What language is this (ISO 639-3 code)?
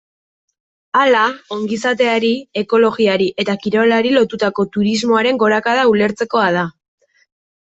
eus